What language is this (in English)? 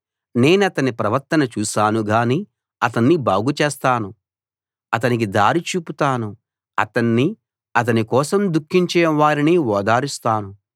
Telugu